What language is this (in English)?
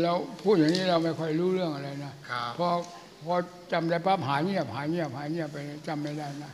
Thai